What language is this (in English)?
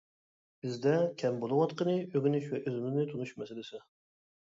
Uyghur